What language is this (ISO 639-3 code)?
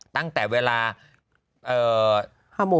tha